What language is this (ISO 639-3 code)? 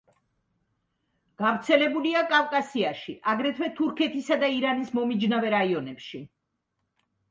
kat